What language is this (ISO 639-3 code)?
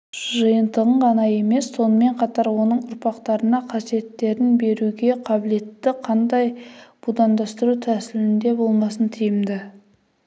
kaz